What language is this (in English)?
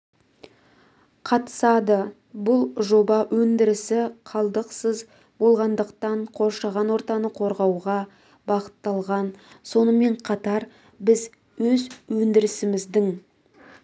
Kazakh